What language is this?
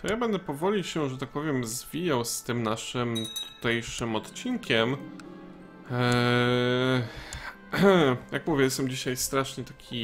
Polish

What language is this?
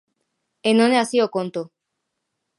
Galician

